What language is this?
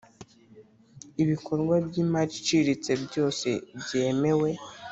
Kinyarwanda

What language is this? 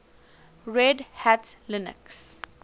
English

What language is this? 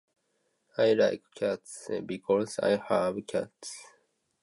Japanese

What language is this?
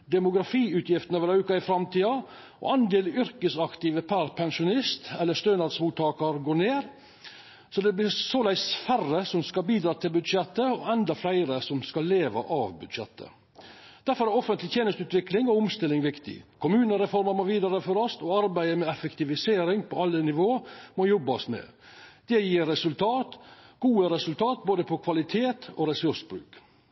Norwegian Nynorsk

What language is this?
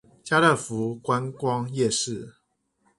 Chinese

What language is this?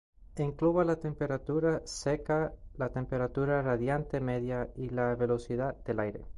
Spanish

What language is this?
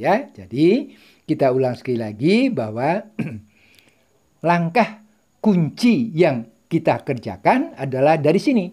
Indonesian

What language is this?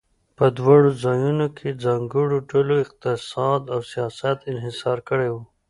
Pashto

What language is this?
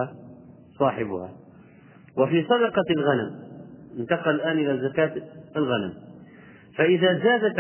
Arabic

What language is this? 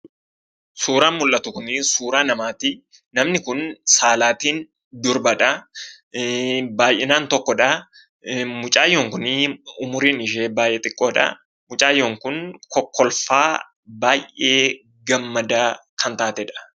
Oromo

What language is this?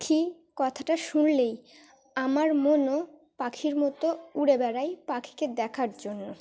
Bangla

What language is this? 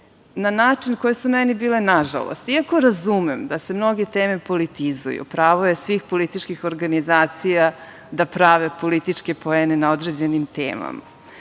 Serbian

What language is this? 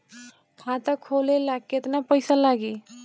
Bhojpuri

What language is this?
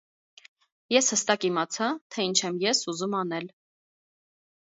Armenian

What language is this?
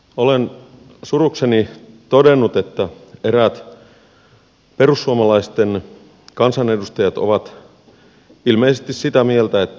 Finnish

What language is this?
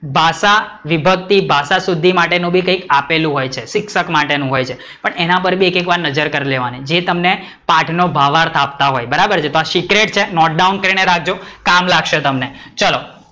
Gujarati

